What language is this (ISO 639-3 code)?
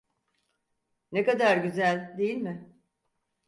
tur